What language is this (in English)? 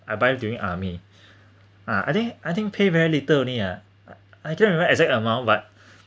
English